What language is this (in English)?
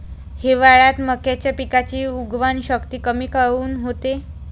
Marathi